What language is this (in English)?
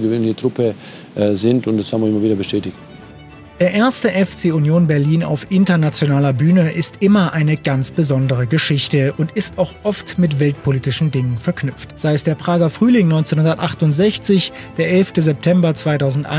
German